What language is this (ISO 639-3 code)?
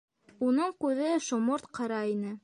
bak